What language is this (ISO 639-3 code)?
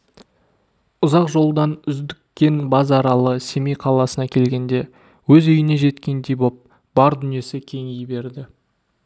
kaz